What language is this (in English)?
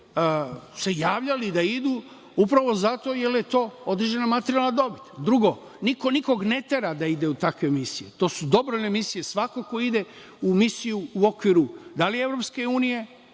Serbian